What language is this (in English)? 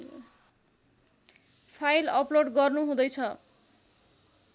Nepali